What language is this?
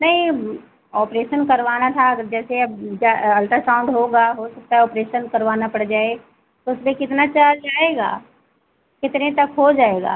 Hindi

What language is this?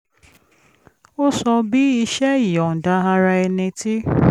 Yoruba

